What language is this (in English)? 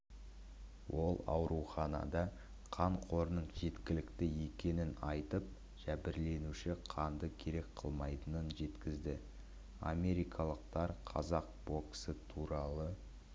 Kazakh